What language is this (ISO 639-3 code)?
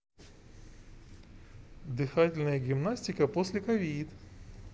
rus